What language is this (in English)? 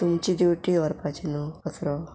Konkani